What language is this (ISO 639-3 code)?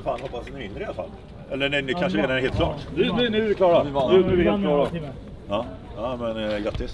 swe